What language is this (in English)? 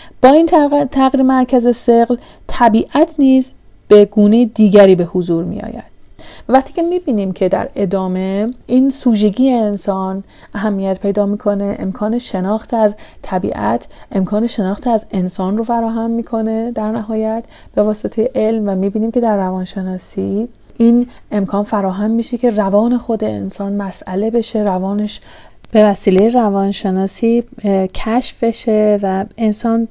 Persian